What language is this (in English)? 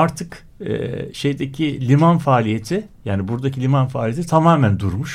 Turkish